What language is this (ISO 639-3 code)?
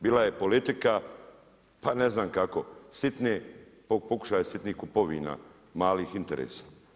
hrv